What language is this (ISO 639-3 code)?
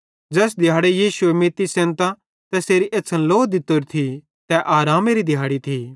bhd